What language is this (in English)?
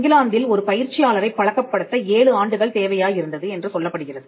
Tamil